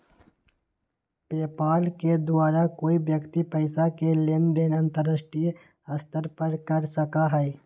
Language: Magahi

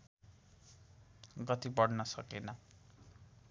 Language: Nepali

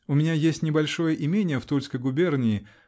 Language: Russian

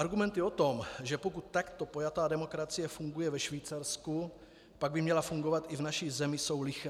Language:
Czech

